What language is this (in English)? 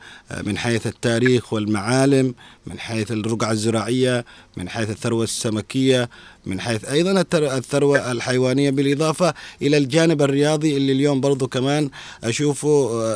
Arabic